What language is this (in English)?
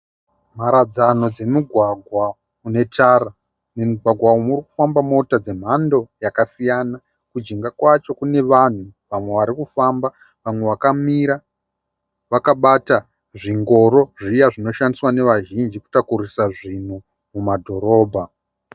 Shona